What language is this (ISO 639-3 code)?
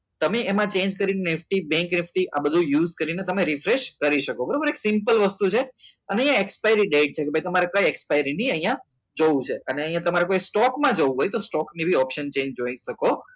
guj